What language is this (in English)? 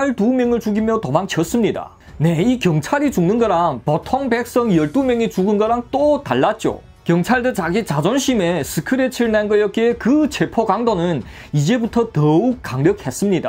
Korean